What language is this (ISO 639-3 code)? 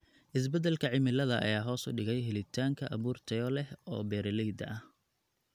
som